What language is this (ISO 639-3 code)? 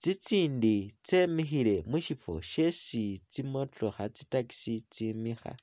myx